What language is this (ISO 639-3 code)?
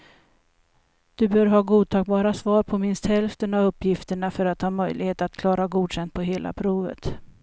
swe